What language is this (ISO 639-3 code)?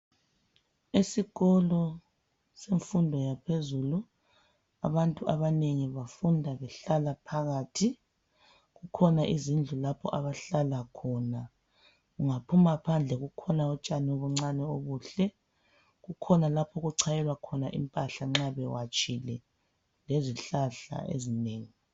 nde